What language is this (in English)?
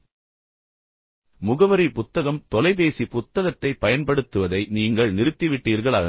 Tamil